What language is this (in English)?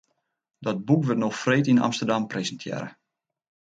Western Frisian